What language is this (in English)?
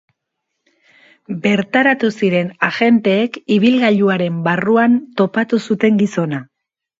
Basque